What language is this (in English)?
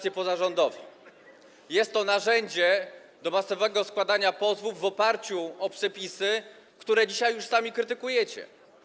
Polish